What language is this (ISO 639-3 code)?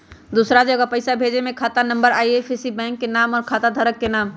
mag